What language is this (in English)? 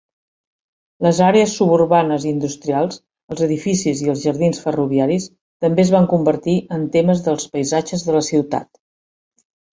Catalan